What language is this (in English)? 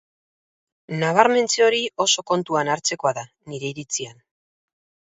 Basque